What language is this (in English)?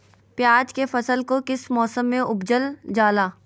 Magahi